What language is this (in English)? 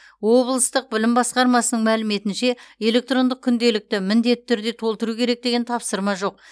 Kazakh